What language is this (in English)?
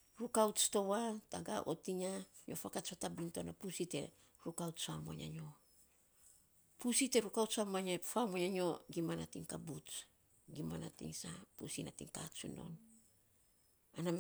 Saposa